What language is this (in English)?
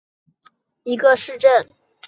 Chinese